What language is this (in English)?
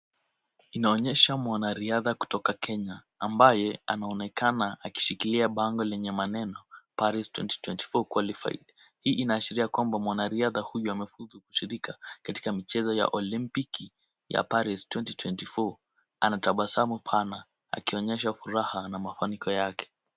Swahili